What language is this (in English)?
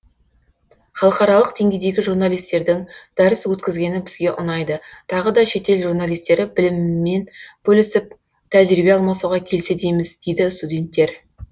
Kazakh